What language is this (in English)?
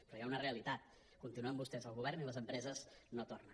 Catalan